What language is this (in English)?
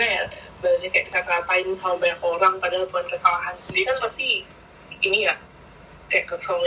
Indonesian